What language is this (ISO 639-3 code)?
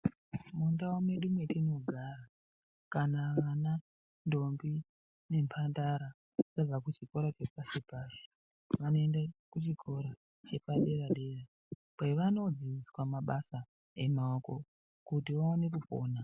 ndc